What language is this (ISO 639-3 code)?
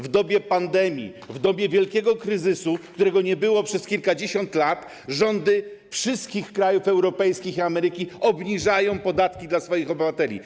pol